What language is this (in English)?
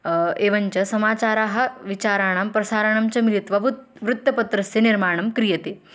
Sanskrit